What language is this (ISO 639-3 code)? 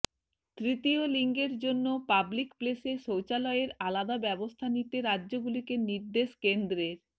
ben